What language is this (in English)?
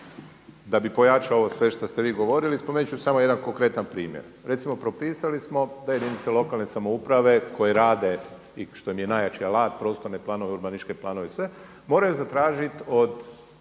Croatian